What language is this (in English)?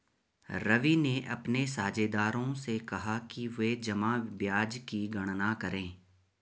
Hindi